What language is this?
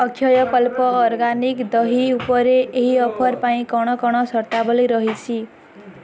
Odia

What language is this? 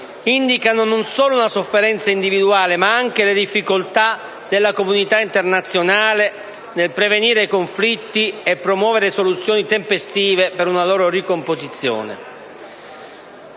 Italian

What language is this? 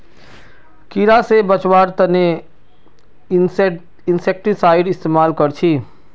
Magahi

